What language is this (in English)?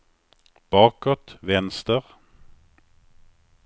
Swedish